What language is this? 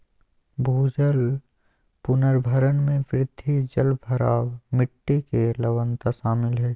Magahi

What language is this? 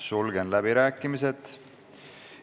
Estonian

